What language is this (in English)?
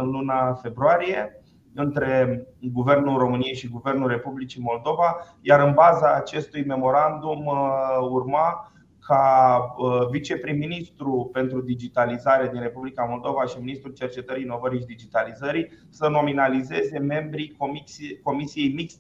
Romanian